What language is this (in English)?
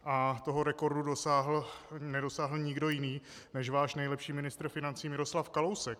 Czech